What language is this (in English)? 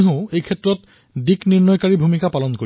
Assamese